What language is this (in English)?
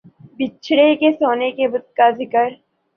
Urdu